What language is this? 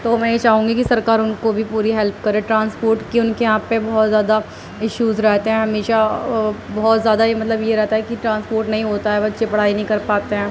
Urdu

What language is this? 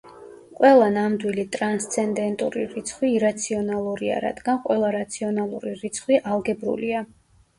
Georgian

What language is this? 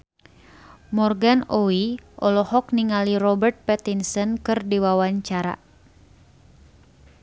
Sundanese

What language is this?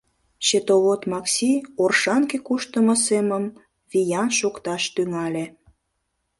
Mari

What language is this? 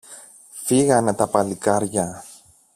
Greek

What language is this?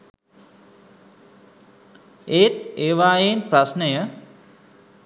Sinhala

